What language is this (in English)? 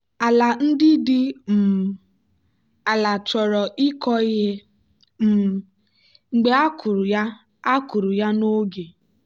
Igbo